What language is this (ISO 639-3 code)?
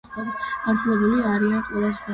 kat